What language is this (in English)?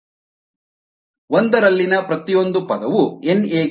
Kannada